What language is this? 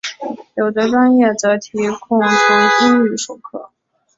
Chinese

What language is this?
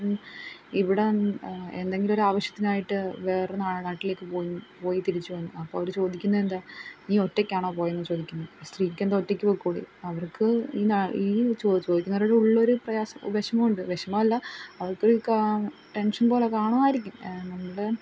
Malayalam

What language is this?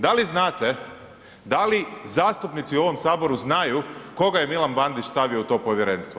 Croatian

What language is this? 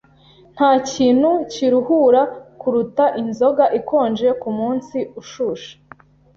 Kinyarwanda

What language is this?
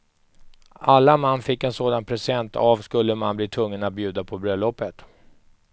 Swedish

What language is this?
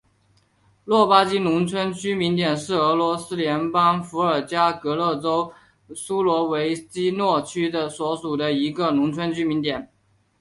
Chinese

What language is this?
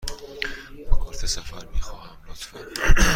Persian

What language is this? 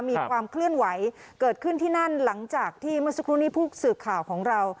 Thai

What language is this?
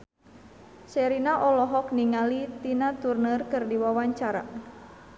Sundanese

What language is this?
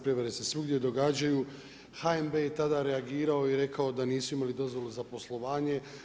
Croatian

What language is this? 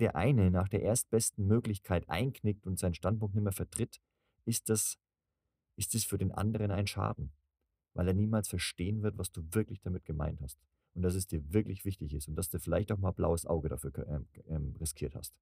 German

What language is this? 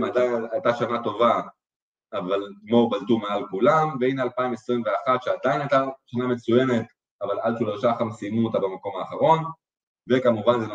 Hebrew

